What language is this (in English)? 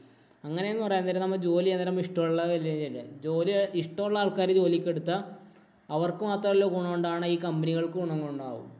Malayalam